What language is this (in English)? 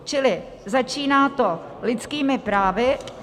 Czech